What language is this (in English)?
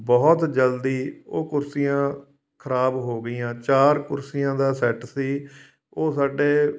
Punjabi